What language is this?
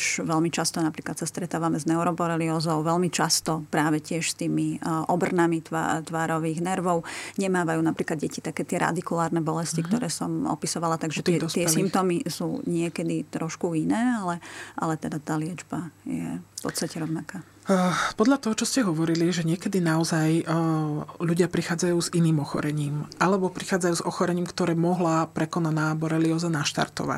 Slovak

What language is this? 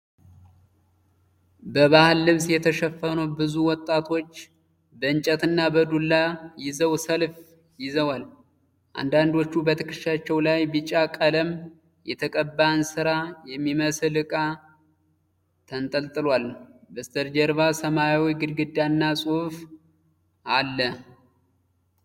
Amharic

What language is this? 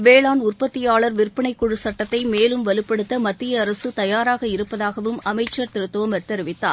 Tamil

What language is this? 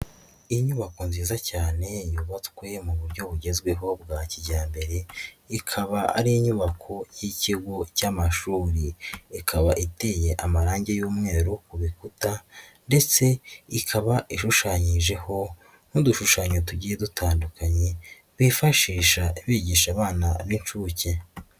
Kinyarwanda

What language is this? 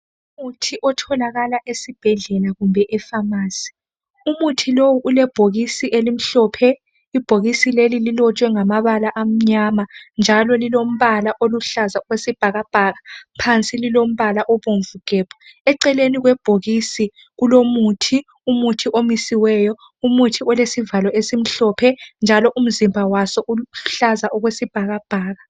North Ndebele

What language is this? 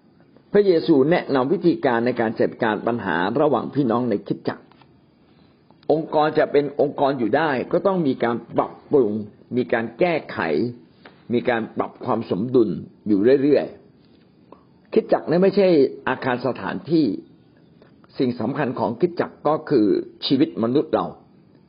Thai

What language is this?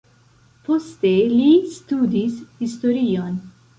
Esperanto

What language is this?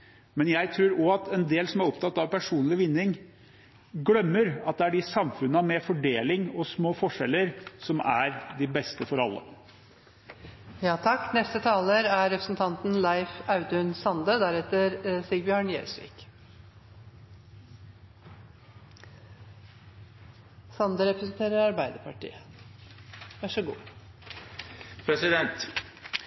Norwegian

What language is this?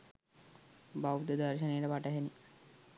Sinhala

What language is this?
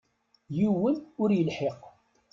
Kabyle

